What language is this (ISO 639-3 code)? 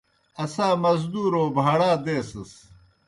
plk